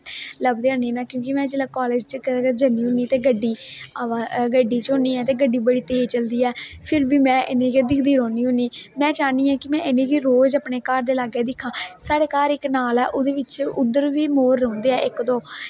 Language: Dogri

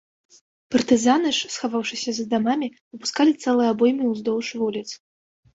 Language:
Belarusian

